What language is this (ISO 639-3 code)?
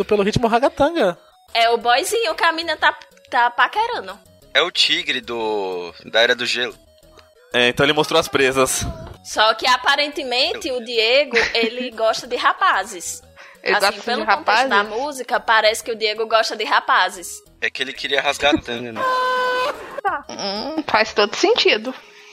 por